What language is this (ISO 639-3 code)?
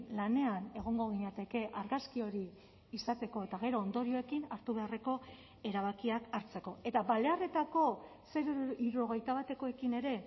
eus